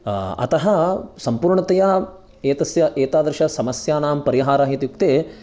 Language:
Sanskrit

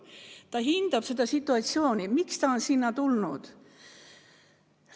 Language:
Estonian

